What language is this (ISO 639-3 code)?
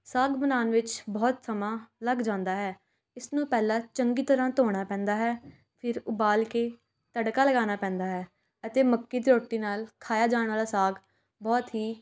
pan